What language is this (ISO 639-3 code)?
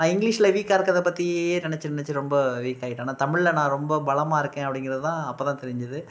tam